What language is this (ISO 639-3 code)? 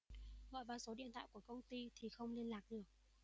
vie